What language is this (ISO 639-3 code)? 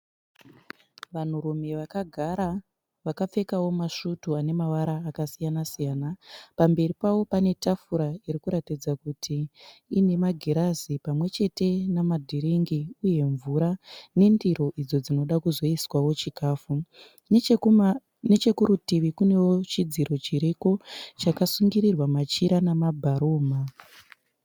sna